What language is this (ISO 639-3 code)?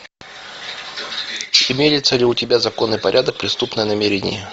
rus